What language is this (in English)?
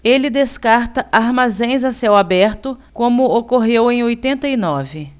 Portuguese